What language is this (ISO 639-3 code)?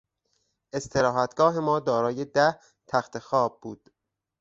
fas